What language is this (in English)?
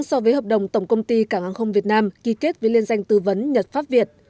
Vietnamese